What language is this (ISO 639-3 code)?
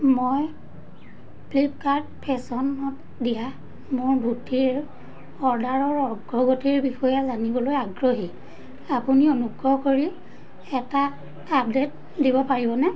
asm